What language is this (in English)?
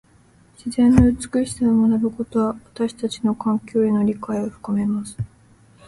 Japanese